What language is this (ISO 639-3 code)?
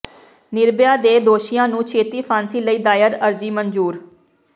pan